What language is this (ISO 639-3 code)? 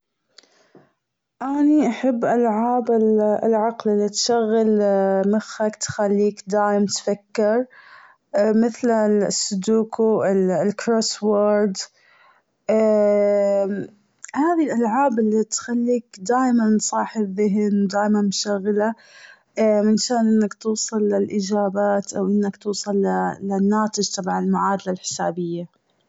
afb